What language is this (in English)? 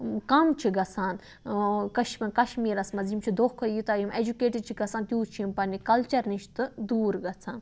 Kashmiri